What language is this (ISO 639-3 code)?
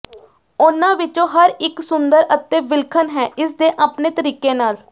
pan